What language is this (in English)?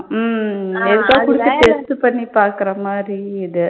Tamil